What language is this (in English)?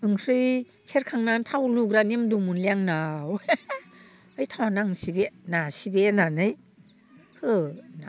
Bodo